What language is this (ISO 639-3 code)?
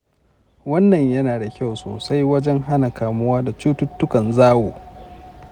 hau